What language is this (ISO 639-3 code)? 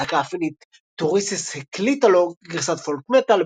heb